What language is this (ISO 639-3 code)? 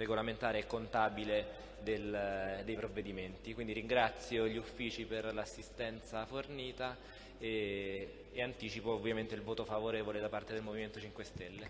ita